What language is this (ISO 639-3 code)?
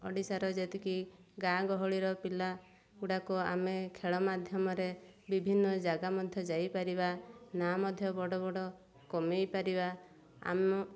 ori